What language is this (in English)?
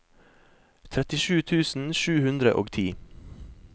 Norwegian